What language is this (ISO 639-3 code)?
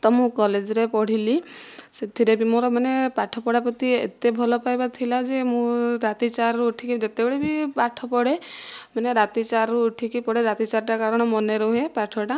ori